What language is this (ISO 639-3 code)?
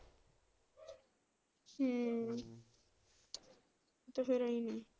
pan